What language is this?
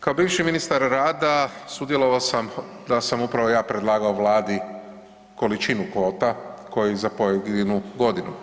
Croatian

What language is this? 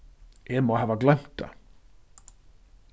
Faroese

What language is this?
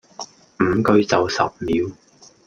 Cantonese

